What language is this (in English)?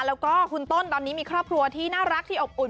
Thai